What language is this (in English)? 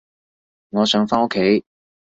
Cantonese